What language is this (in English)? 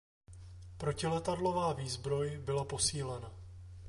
Czech